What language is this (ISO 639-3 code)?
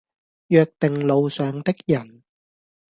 yue